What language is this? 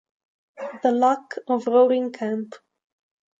Italian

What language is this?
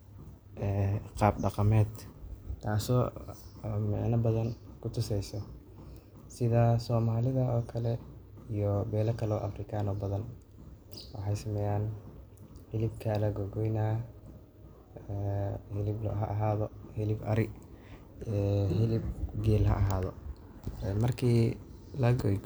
Somali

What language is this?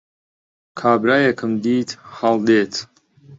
Central Kurdish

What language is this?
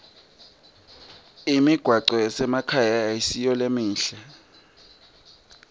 Swati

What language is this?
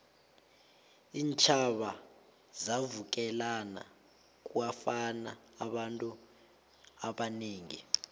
South Ndebele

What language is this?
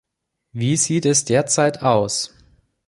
German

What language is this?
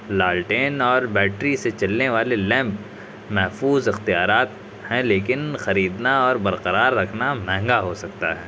Urdu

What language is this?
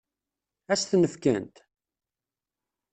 Kabyle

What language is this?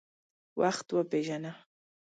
Pashto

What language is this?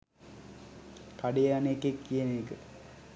Sinhala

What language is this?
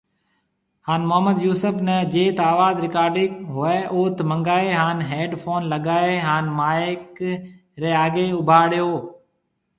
Marwari (Pakistan)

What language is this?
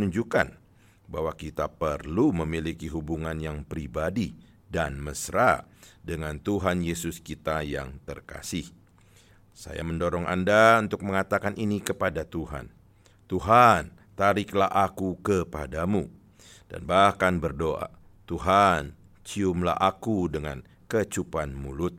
Indonesian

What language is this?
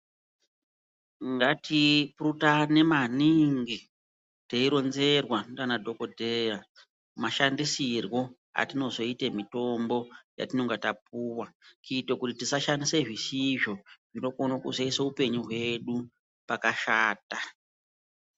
Ndau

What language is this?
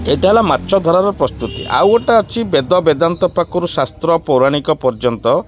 Odia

